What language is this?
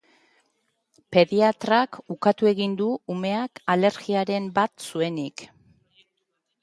Basque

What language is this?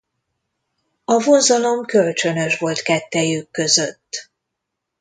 Hungarian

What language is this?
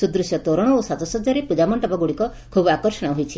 Odia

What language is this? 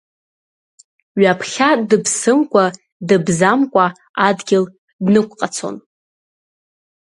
Abkhazian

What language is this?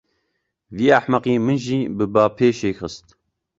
Kurdish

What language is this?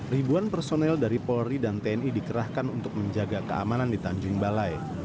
Indonesian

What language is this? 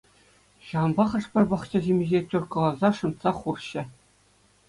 Chuvash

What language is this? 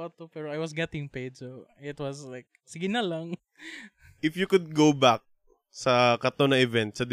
Filipino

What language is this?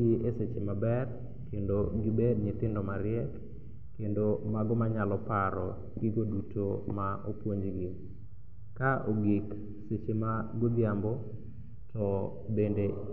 Luo (Kenya and Tanzania)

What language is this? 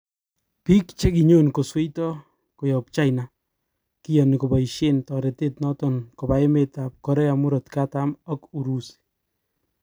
Kalenjin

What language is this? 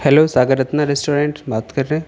Urdu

